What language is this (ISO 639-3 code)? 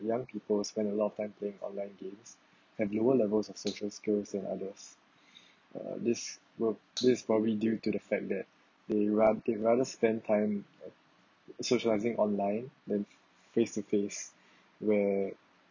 eng